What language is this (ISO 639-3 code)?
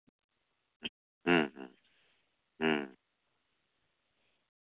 sat